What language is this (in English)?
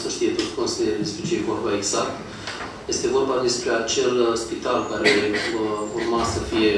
Romanian